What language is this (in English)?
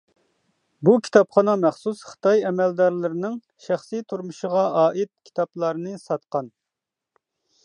Uyghur